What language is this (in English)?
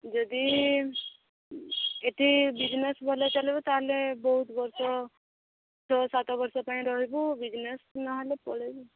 Odia